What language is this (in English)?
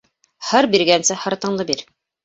Bashkir